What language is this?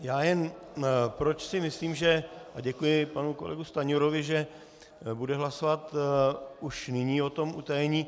Czech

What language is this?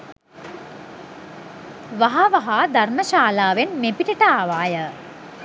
Sinhala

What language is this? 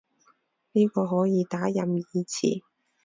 Cantonese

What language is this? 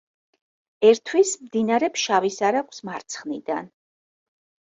Georgian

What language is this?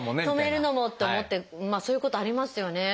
Japanese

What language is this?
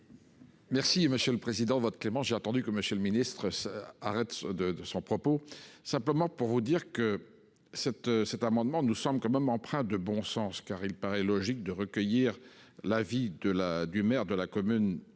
French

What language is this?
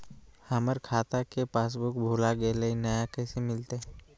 Magahi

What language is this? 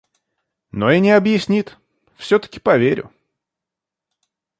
Russian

